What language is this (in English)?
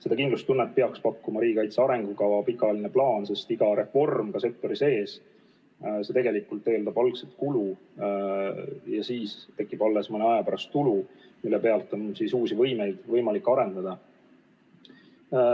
Estonian